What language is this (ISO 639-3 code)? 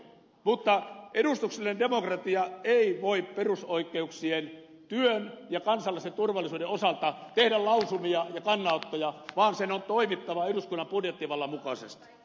fin